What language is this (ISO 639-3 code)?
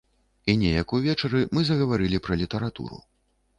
bel